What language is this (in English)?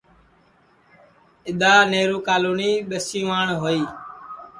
Sansi